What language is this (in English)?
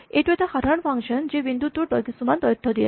Assamese